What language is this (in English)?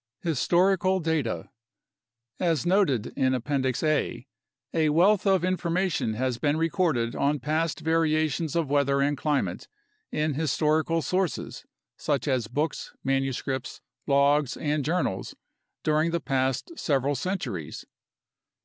English